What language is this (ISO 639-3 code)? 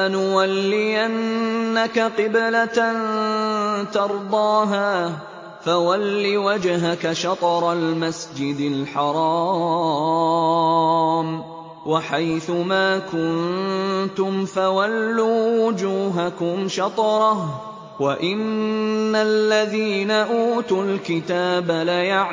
ara